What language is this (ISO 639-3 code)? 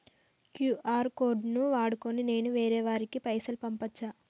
tel